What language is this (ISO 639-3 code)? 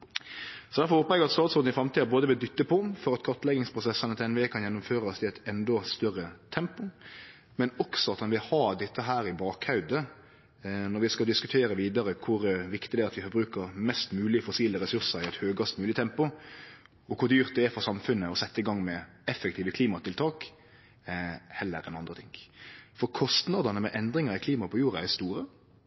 nno